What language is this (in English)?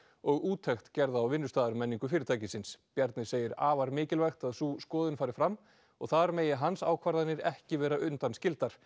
Icelandic